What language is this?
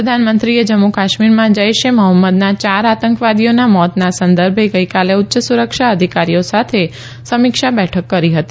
Gujarati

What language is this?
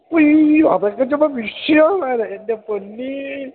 Malayalam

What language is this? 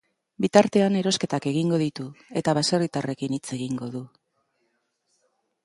Basque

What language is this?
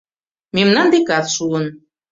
Mari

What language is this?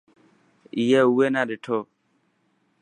Dhatki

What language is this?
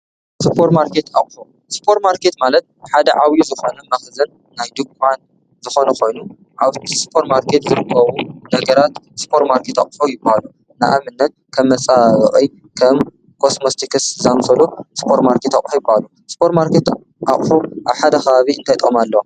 Tigrinya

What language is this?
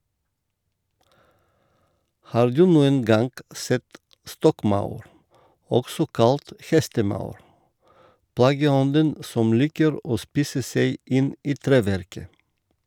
Norwegian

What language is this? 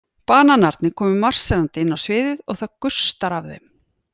Icelandic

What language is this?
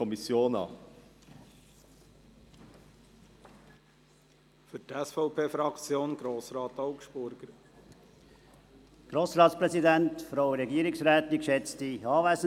Swiss German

